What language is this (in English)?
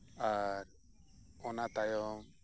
Santali